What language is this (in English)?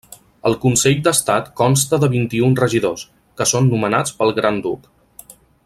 Catalan